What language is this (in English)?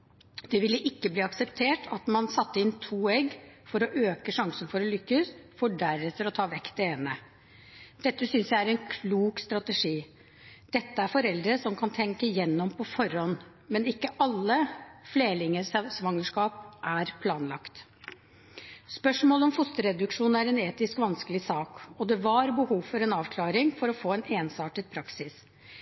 Norwegian Bokmål